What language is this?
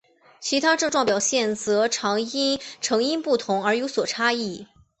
Chinese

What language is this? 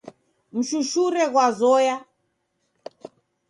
Taita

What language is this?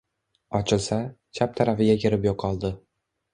Uzbek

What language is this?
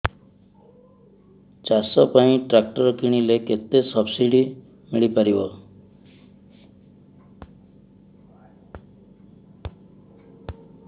Odia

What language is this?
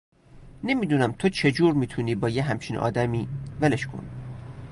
Persian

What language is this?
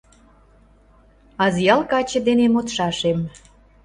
Mari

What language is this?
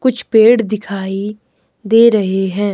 Hindi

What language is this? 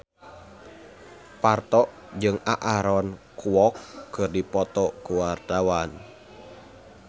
Sundanese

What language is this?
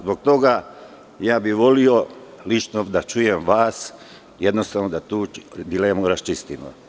Serbian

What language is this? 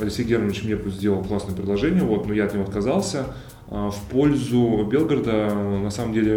Russian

